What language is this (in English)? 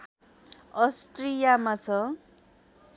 Nepali